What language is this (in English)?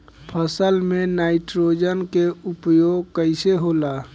Bhojpuri